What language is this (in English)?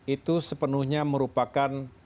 Indonesian